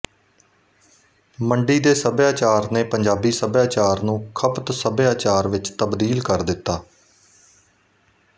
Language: Punjabi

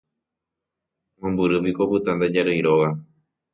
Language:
Guarani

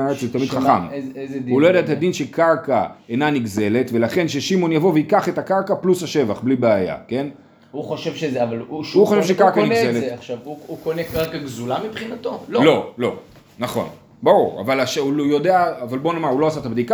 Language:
Hebrew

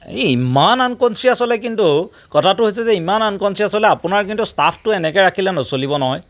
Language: Assamese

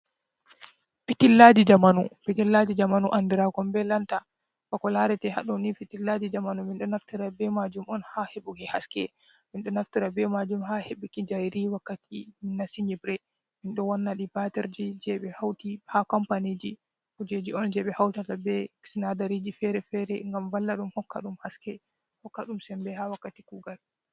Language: Fula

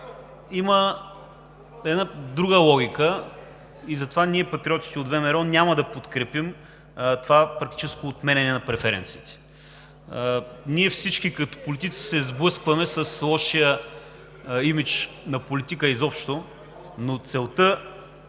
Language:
Bulgarian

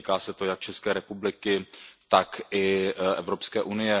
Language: Czech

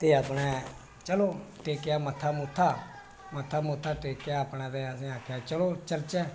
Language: Dogri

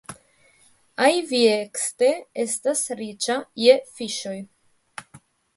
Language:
Esperanto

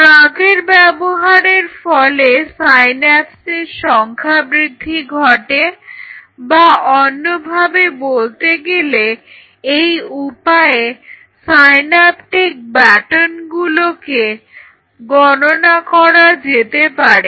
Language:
Bangla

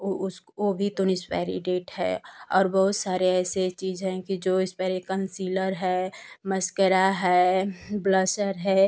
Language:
Hindi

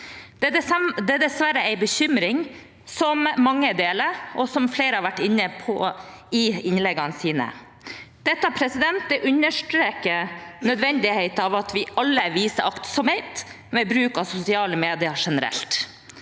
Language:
Norwegian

